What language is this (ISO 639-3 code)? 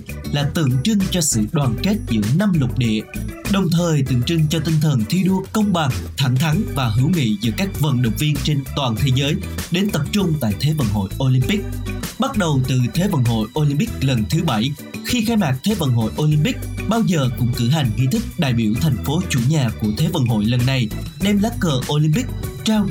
vie